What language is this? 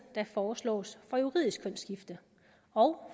Danish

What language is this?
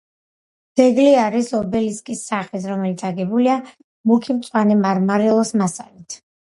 Georgian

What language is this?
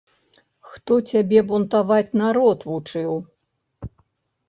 Belarusian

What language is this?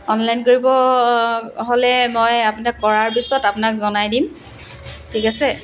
Assamese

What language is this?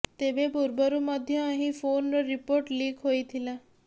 Odia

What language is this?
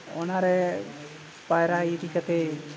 Santali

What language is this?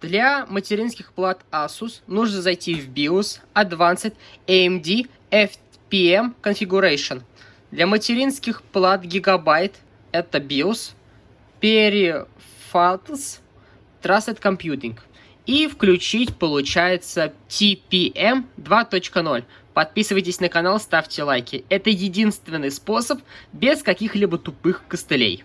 Russian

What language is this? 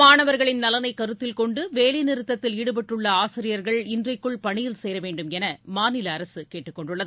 Tamil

